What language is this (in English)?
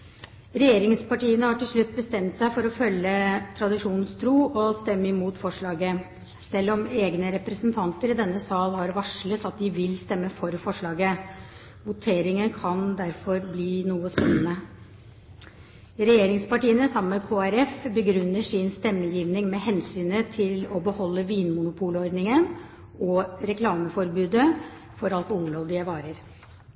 Norwegian Bokmål